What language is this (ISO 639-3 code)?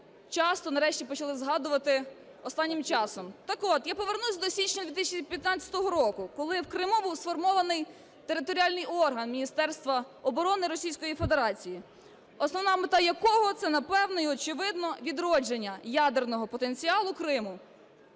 ukr